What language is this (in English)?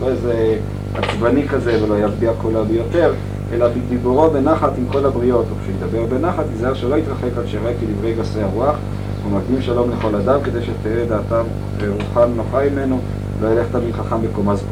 Hebrew